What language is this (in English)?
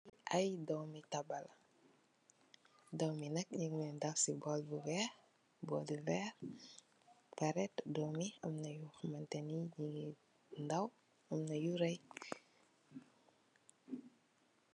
Wolof